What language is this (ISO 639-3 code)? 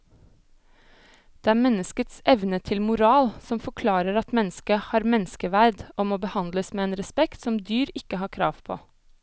nor